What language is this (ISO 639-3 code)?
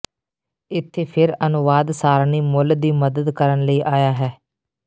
pan